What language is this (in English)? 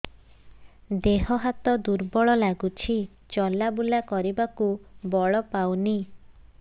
Odia